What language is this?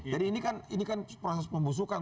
Indonesian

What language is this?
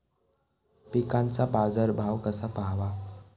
Marathi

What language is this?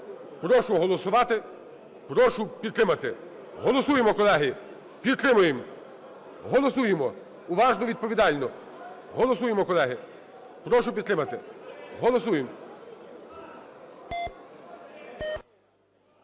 Ukrainian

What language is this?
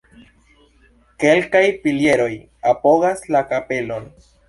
Esperanto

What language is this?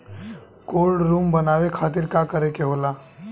Bhojpuri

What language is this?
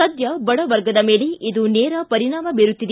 Kannada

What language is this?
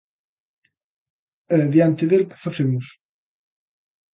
Galician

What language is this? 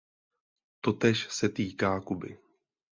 Czech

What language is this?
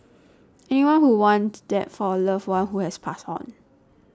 English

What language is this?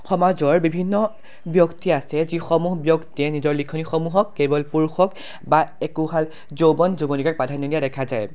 Assamese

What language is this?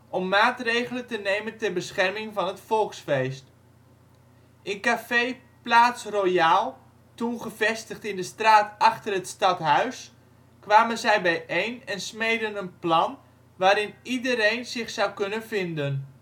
Dutch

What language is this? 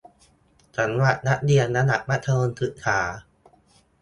Thai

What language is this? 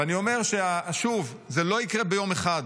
Hebrew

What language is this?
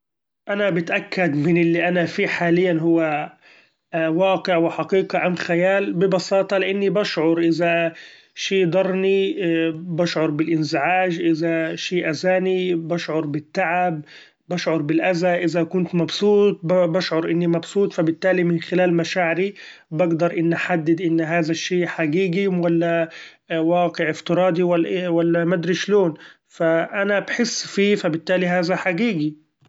Gulf Arabic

